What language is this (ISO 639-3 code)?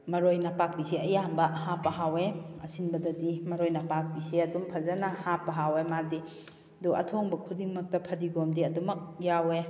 mni